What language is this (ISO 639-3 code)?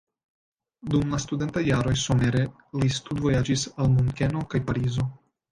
epo